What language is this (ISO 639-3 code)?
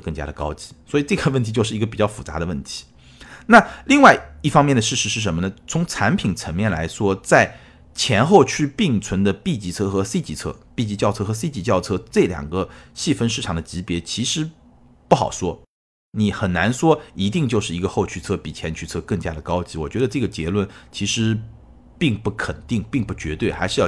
zho